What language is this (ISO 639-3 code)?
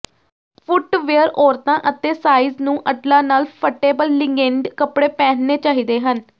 pan